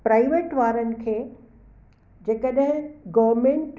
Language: Sindhi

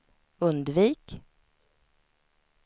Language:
Swedish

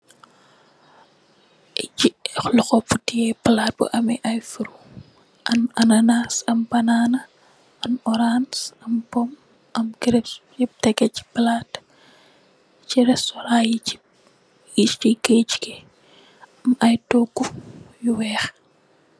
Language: Wolof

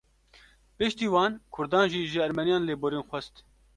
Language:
Kurdish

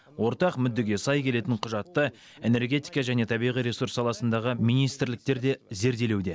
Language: Kazakh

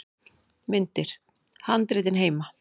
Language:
Icelandic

